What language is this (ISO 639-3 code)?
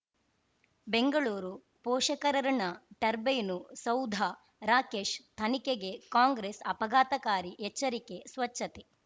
kan